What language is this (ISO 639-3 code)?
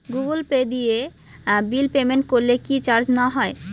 ben